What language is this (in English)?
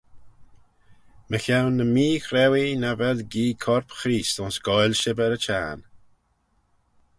Manx